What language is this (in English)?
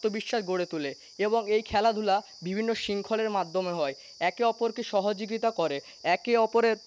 Bangla